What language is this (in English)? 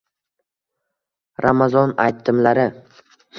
Uzbek